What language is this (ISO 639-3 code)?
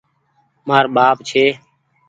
gig